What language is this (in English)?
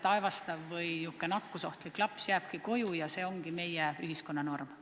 Estonian